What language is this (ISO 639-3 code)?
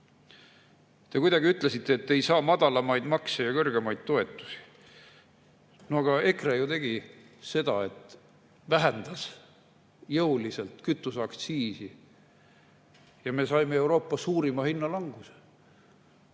est